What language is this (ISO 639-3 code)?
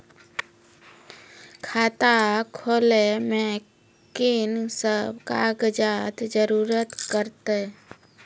mai